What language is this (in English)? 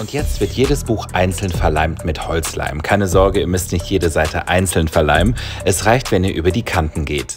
German